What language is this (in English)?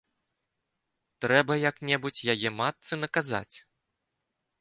Belarusian